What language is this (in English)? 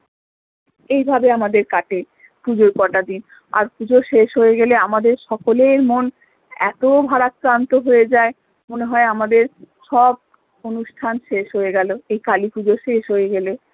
Bangla